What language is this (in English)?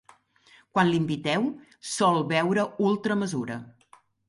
Catalan